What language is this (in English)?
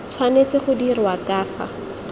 Tswana